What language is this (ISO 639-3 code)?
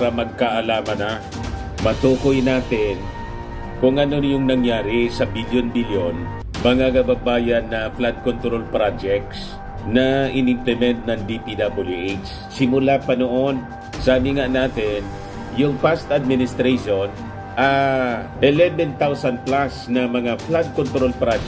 fil